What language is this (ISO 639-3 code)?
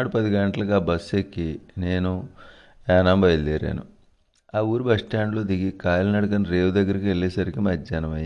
tel